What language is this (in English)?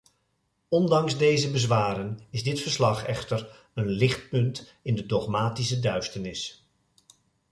Dutch